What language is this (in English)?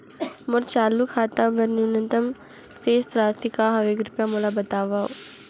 Chhattisgarhi